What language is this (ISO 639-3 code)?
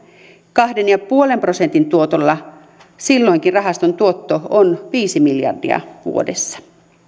fin